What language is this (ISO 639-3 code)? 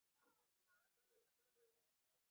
swa